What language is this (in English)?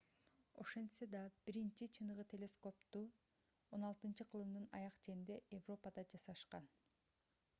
Kyrgyz